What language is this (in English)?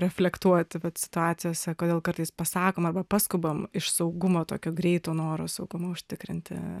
Lithuanian